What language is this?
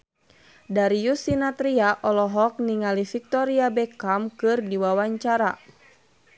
Sundanese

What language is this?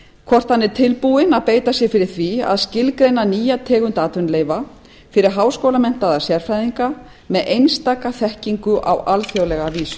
Icelandic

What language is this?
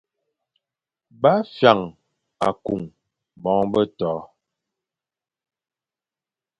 Fang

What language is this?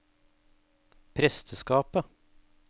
Norwegian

